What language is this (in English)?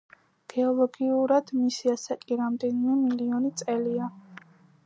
Georgian